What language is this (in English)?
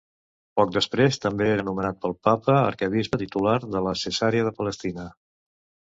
Catalan